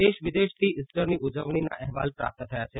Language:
Gujarati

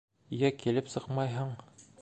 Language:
Bashkir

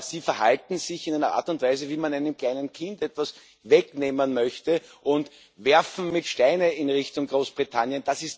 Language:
German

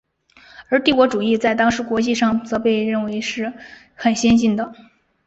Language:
Chinese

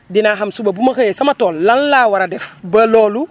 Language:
Wolof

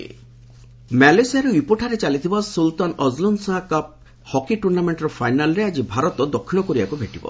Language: Odia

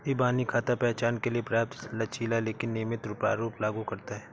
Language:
Hindi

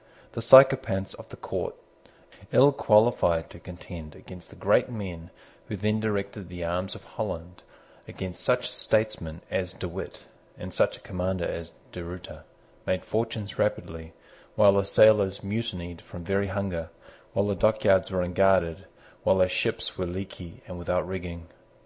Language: English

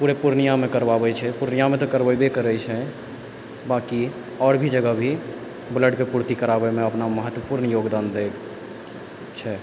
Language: Maithili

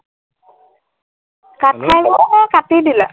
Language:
Assamese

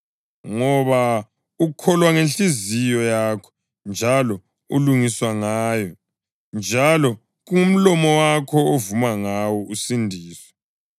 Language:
North Ndebele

